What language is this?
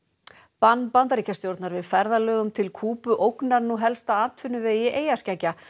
Icelandic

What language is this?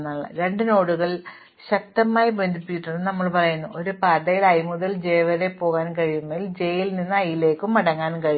Malayalam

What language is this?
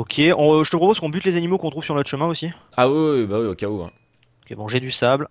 French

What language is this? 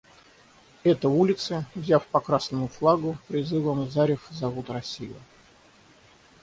Russian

